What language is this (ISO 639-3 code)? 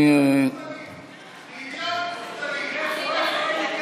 heb